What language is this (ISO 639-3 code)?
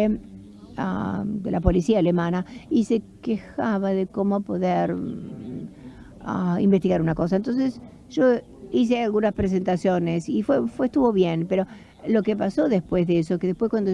spa